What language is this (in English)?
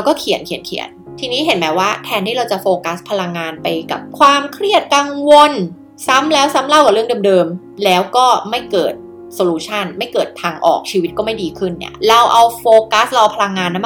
Thai